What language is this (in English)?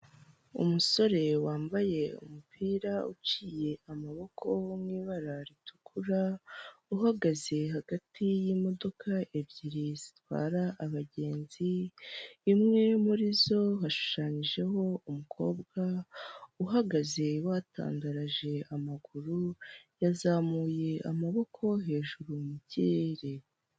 Kinyarwanda